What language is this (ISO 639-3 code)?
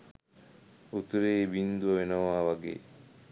sin